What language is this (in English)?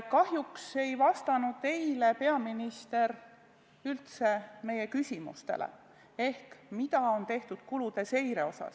Estonian